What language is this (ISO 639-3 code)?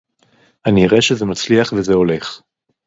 heb